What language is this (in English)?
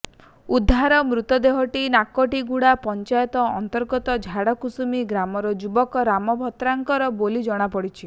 Odia